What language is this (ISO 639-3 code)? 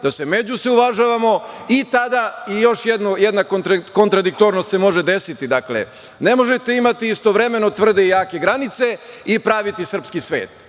srp